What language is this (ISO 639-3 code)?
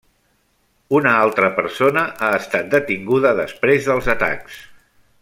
cat